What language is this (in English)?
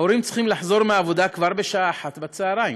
Hebrew